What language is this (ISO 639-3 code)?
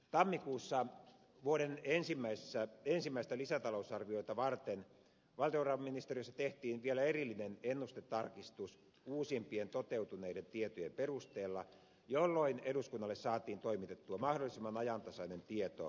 fin